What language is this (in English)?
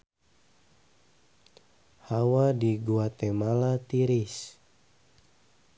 Sundanese